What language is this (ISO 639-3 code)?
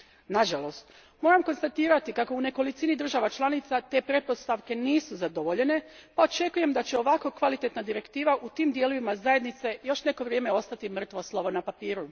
hrv